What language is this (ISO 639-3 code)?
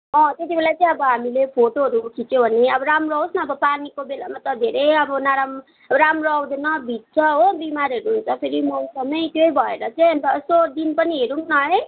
nep